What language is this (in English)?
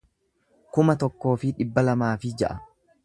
Oromo